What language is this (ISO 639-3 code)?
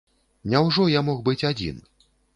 bel